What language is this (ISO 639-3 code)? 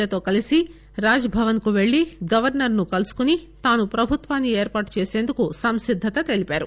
tel